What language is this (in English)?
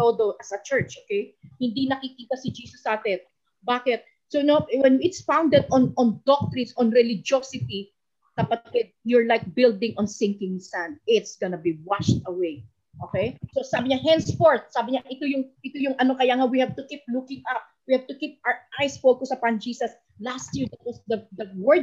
Filipino